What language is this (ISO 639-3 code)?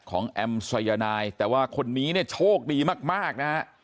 tha